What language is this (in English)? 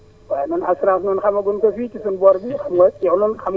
Wolof